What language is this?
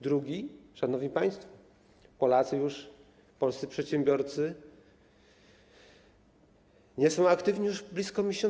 Polish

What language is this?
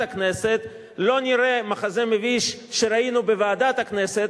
Hebrew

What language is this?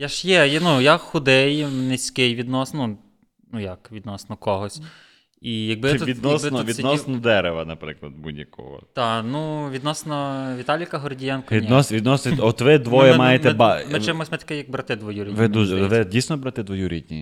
Ukrainian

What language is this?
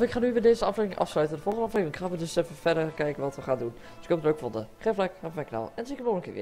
Dutch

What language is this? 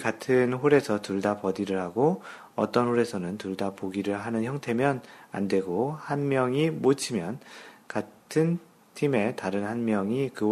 Korean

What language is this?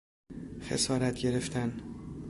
Persian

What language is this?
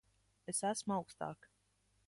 Latvian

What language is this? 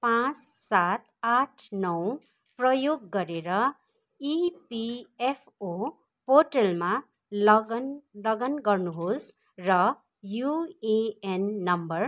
Nepali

